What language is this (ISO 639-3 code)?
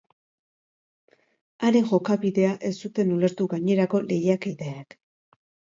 eus